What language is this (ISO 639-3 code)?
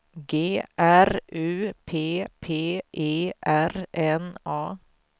swe